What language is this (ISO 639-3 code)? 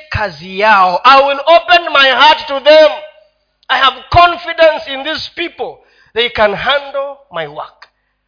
swa